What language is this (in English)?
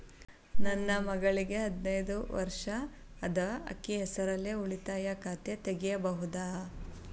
Kannada